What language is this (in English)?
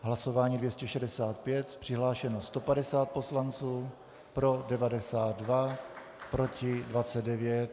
Czech